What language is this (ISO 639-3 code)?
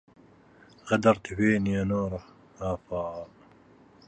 ara